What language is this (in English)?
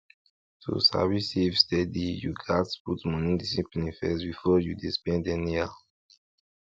Nigerian Pidgin